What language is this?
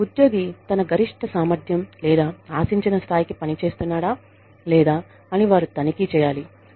Telugu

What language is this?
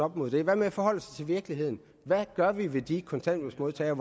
Danish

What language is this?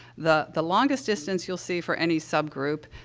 English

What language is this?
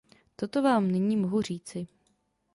Czech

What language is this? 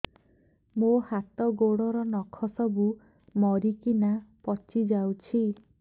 Odia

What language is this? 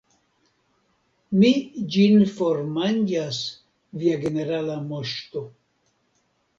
Esperanto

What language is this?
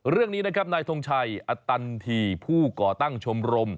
Thai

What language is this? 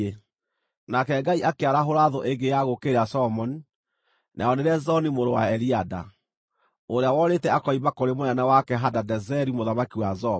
Kikuyu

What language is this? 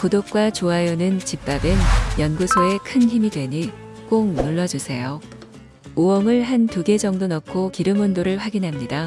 Korean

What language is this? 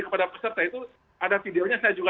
Indonesian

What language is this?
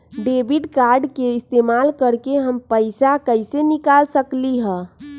Magahi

